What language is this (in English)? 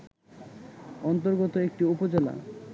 Bangla